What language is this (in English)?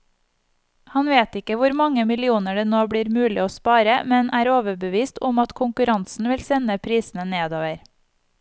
Norwegian